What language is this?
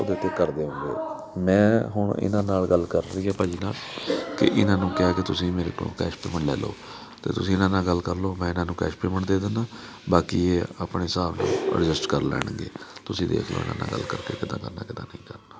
Punjabi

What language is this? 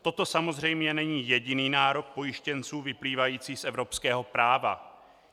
Czech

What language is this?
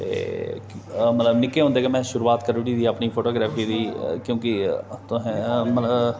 Dogri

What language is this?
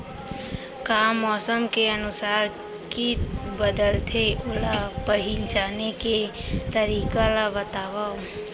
Chhattisgarhi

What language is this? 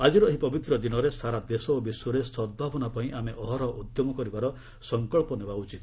Odia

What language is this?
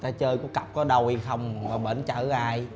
Vietnamese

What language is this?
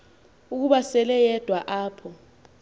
Xhosa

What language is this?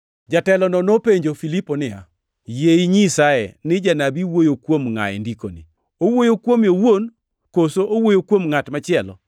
Luo (Kenya and Tanzania)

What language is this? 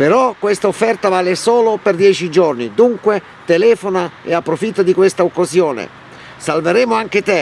Italian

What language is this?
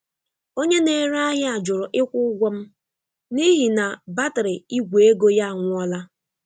Igbo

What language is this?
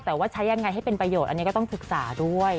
Thai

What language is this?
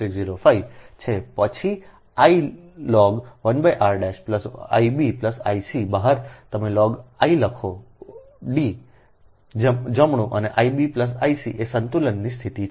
Gujarati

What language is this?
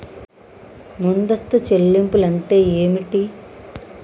Telugu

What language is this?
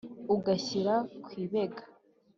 Kinyarwanda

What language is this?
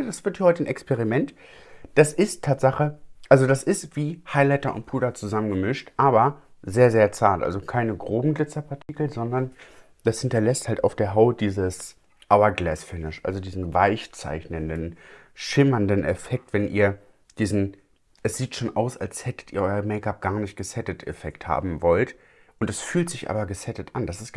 German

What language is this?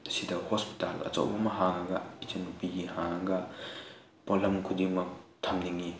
Manipuri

